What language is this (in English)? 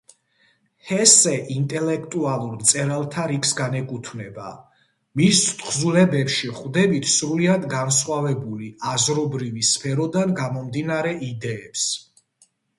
Georgian